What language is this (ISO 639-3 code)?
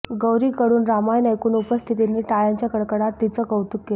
mar